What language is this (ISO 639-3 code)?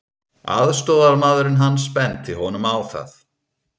isl